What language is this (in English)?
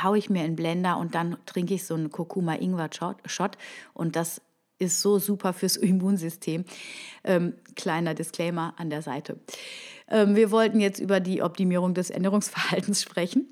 German